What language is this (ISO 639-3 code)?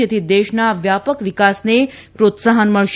guj